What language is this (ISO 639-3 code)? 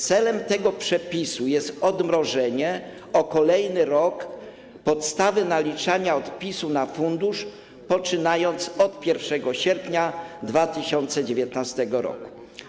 pol